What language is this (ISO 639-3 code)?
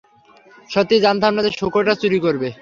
ben